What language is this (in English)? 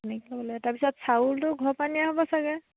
Assamese